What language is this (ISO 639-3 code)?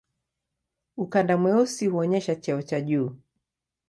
swa